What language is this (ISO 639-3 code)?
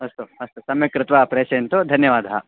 san